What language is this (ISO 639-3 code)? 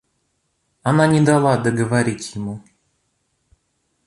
rus